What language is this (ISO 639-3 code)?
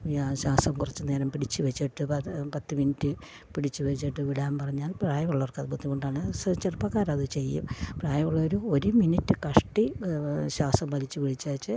mal